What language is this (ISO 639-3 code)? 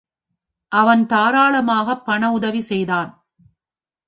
tam